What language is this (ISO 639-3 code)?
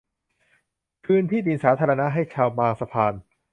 tha